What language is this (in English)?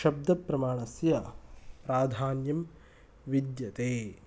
Sanskrit